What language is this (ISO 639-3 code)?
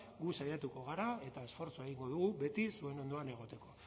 eus